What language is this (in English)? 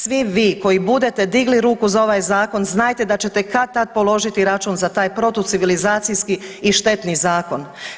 Croatian